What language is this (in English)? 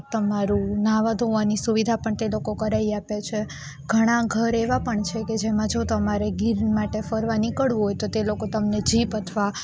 Gujarati